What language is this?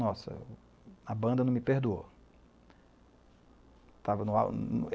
Portuguese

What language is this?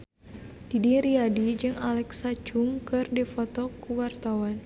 Sundanese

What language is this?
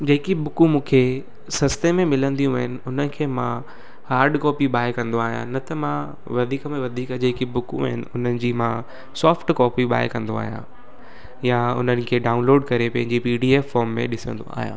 Sindhi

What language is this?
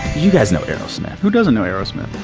English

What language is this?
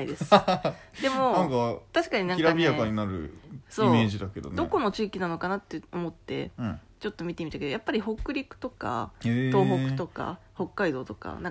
Japanese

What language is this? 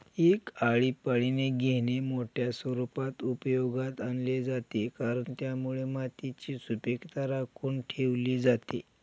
Marathi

